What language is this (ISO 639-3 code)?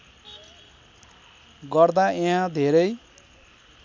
nep